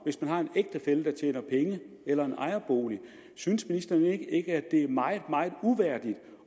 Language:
Danish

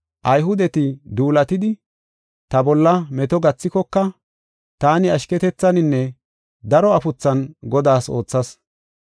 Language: Gofa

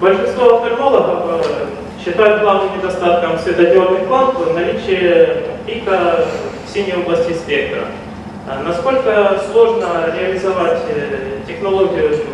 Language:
Russian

